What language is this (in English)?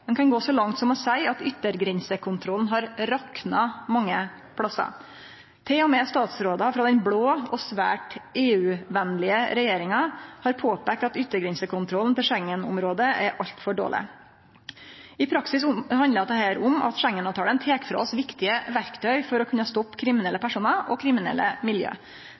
Norwegian Nynorsk